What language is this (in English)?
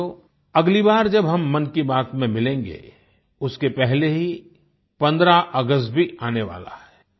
Hindi